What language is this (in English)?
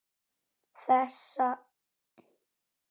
Icelandic